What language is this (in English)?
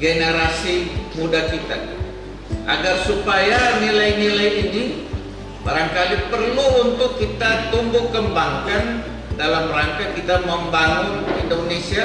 Indonesian